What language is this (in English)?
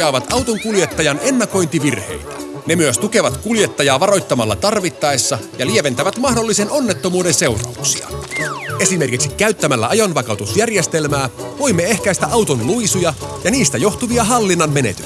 Finnish